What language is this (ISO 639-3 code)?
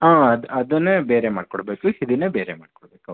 kan